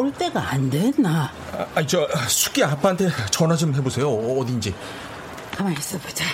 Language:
Korean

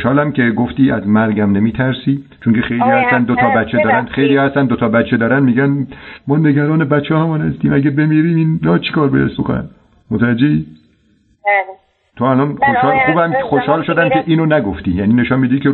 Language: Persian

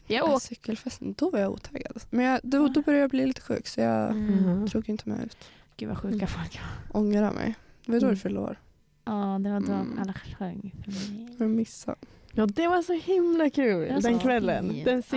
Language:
Swedish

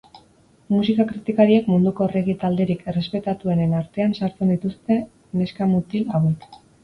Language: Basque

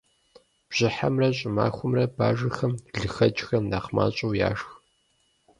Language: Kabardian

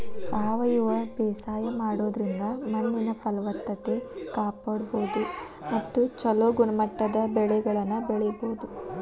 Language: Kannada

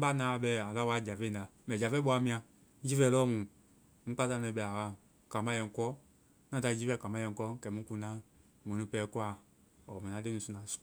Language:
Vai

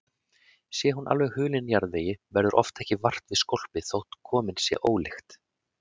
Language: Icelandic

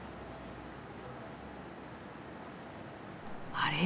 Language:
Japanese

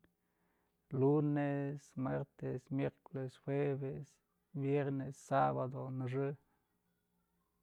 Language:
Mazatlán Mixe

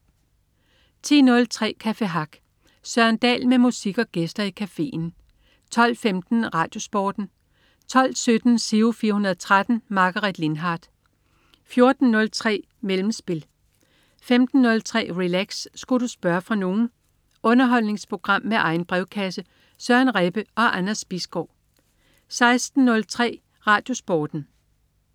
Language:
Danish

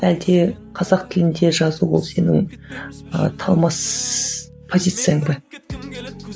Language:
Kazakh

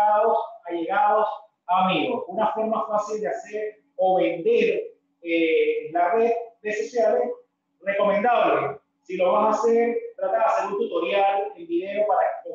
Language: Spanish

